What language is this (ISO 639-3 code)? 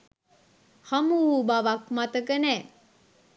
sin